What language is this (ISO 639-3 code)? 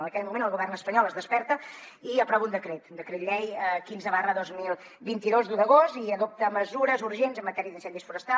cat